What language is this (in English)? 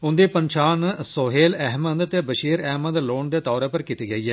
Dogri